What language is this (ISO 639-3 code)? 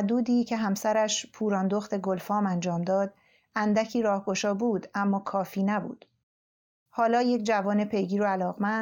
fas